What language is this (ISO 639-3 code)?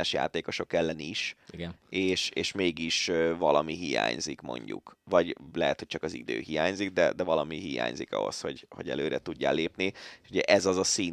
hun